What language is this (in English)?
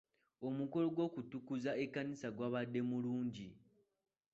Ganda